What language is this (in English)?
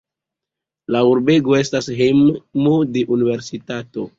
Esperanto